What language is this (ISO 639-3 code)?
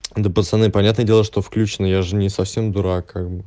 rus